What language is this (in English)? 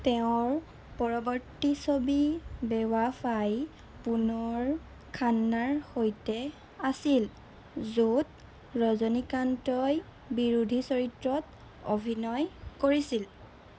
Assamese